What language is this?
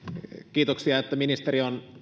Finnish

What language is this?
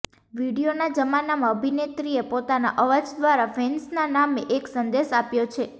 Gujarati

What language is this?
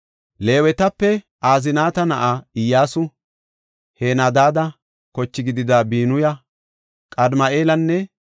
Gofa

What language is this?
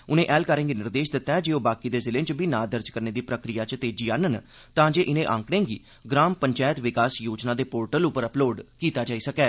Dogri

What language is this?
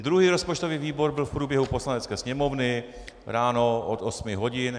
Czech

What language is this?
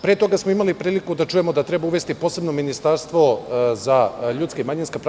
Serbian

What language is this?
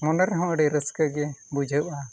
Santali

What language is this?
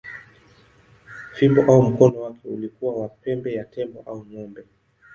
Swahili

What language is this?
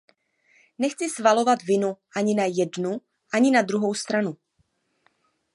Czech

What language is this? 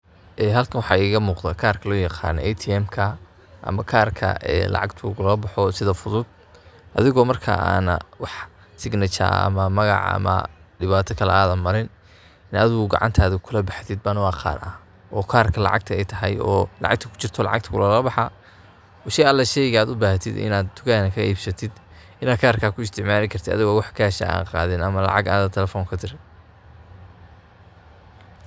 Somali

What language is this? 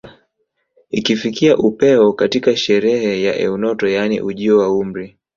Swahili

